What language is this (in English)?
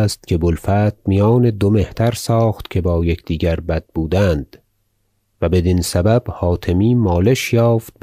Persian